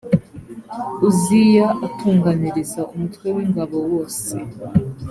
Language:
Kinyarwanda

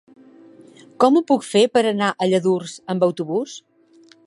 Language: Catalan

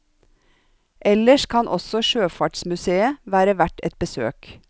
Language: Norwegian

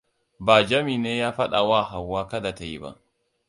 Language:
Hausa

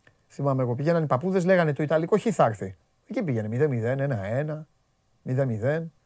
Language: Greek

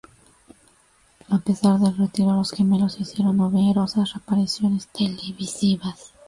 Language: Spanish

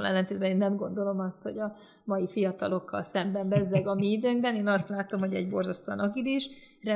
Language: Hungarian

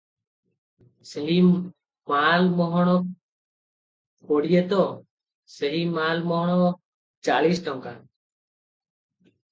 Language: Odia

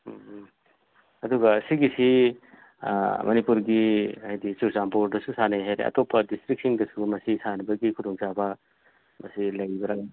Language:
Manipuri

